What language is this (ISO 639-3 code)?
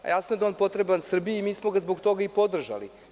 srp